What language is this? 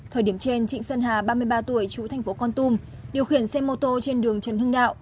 Vietnamese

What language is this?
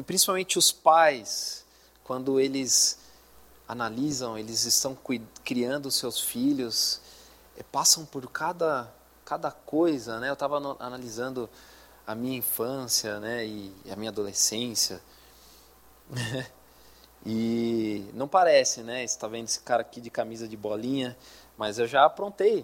Portuguese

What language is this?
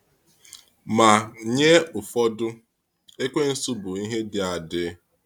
Igbo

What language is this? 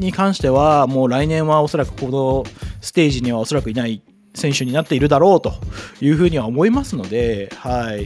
Japanese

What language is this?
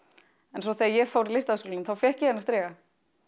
Icelandic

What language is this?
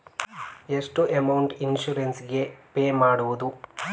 Kannada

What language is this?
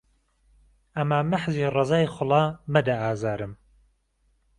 Central Kurdish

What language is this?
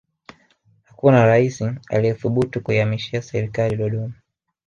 Swahili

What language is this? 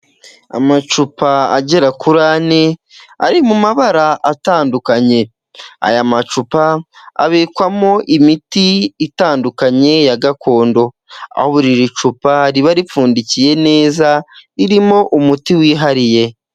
Kinyarwanda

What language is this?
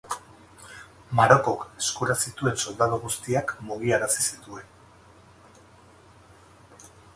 Basque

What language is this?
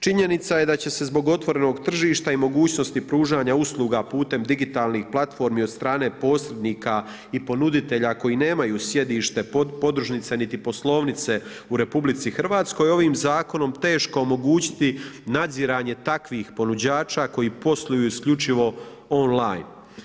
Croatian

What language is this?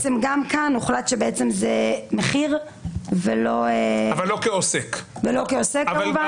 Hebrew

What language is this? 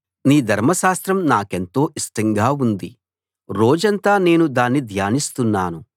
Telugu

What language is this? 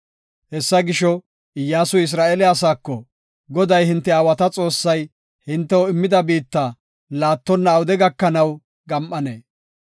Gofa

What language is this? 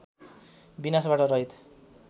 Nepali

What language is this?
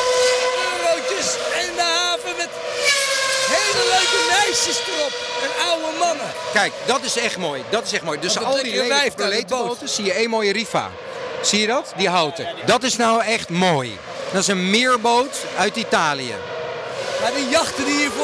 Dutch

